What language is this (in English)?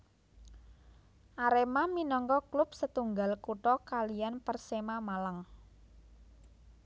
Javanese